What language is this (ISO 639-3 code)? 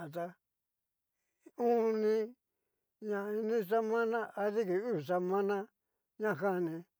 miu